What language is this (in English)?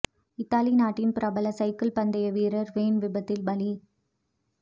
Tamil